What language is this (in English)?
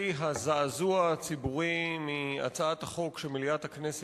Hebrew